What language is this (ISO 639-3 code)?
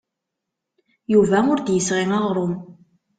kab